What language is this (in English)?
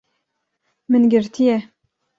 Kurdish